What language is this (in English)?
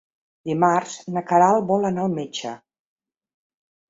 Catalan